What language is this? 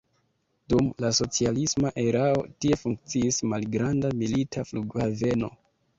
Esperanto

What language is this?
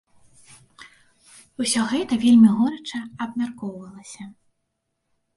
Belarusian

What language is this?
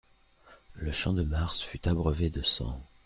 French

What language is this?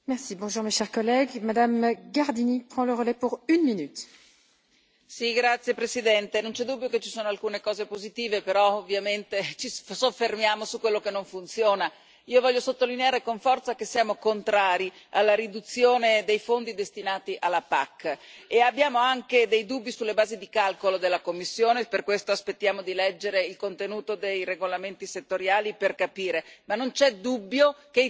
Italian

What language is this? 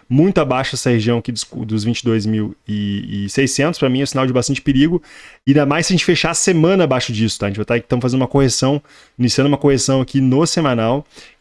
Portuguese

